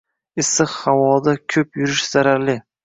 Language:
Uzbek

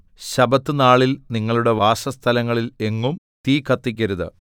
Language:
Malayalam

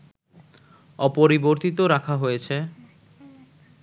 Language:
Bangla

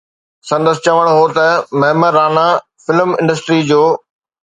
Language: Sindhi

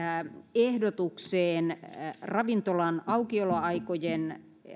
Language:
Finnish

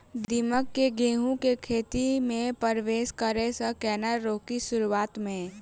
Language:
Maithili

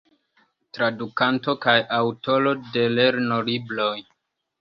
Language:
Esperanto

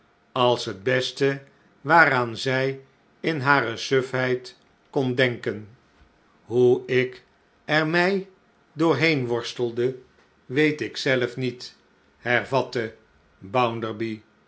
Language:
Dutch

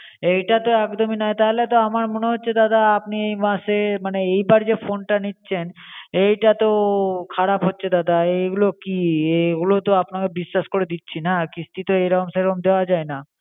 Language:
Bangla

